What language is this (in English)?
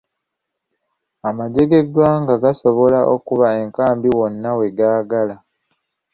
Ganda